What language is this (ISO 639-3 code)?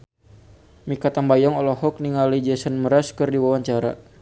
sun